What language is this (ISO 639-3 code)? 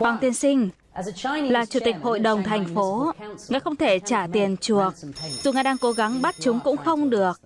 vie